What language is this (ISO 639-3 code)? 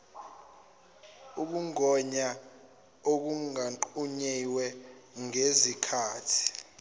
zul